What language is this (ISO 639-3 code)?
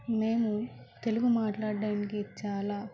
tel